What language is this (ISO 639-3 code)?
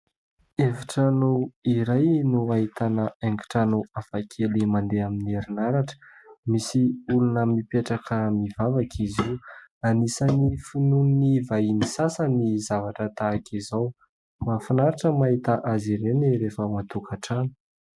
mlg